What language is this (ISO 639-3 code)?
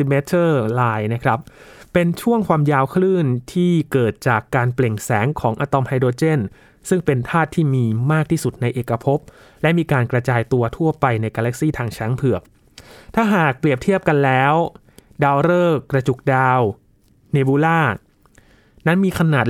tha